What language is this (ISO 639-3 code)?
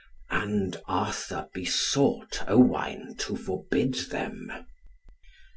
eng